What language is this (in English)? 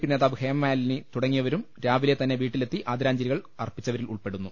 Malayalam